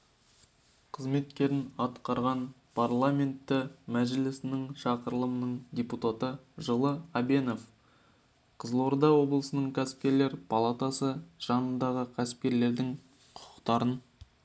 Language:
Kazakh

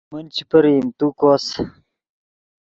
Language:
Yidgha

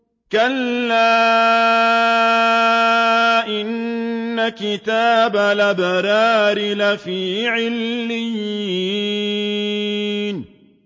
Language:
Arabic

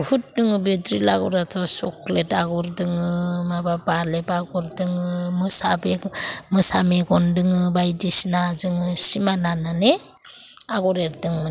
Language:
Bodo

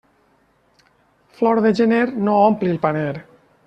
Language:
Catalan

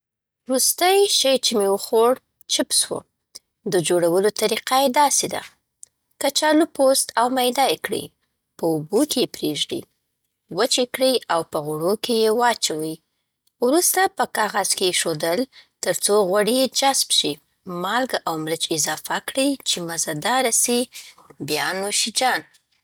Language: Southern Pashto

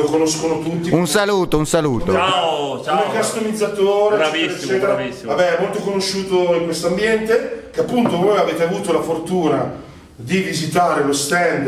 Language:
Italian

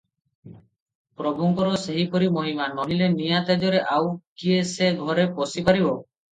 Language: Odia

